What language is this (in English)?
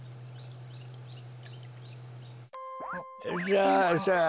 Japanese